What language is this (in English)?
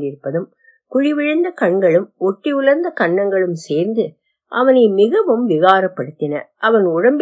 Tamil